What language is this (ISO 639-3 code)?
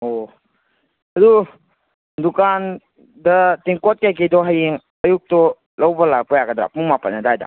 mni